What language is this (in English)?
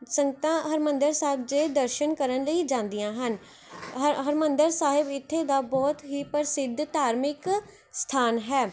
Punjabi